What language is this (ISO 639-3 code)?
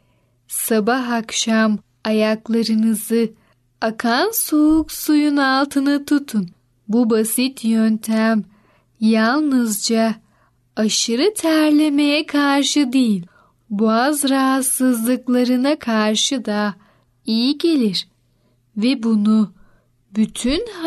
tur